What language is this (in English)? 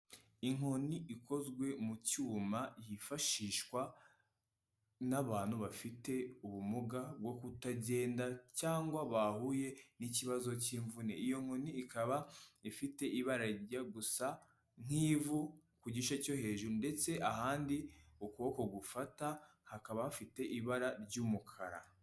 Kinyarwanda